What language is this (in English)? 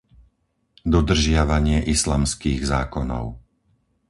Slovak